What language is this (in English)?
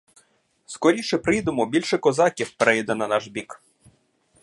Ukrainian